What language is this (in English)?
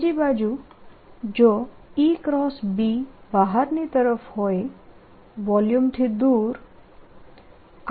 Gujarati